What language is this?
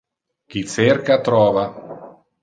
Interlingua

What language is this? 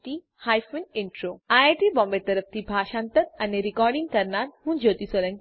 Gujarati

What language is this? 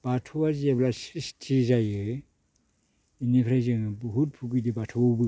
Bodo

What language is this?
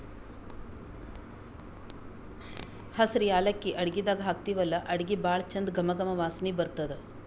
Kannada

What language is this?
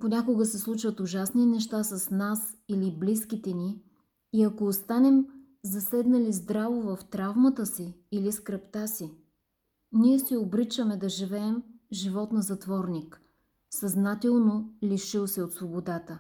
Bulgarian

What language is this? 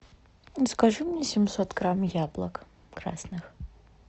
Russian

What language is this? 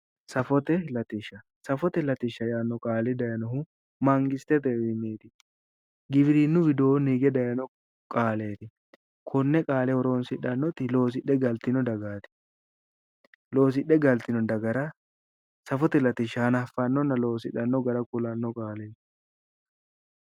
Sidamo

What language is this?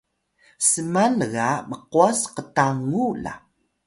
Atayal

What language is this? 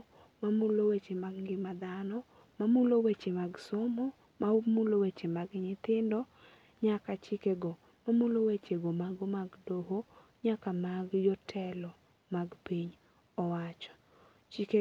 Luo (Kenya and Tanzania)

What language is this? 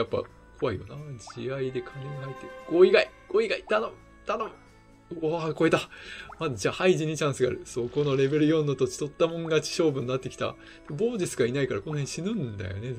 Japanese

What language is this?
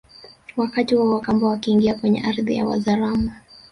Swahili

